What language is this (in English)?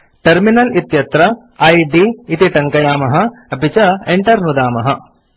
Sanskrit